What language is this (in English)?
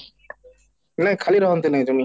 Odia